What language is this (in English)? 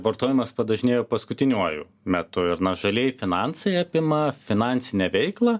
Lithuanian